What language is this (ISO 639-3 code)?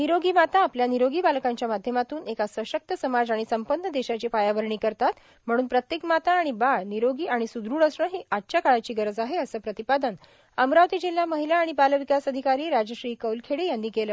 mar